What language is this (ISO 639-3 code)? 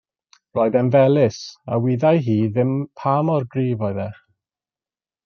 cym